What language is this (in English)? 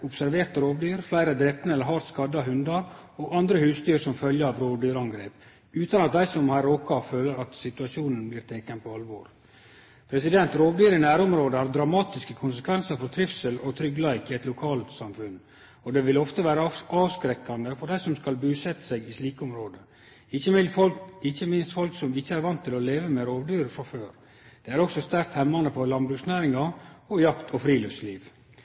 Norwegian Nynorsk